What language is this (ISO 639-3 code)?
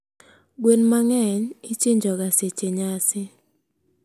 luo